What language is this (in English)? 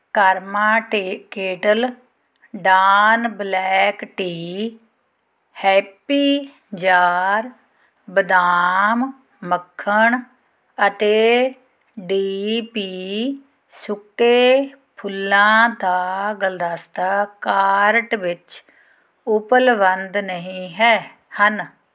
Punjabi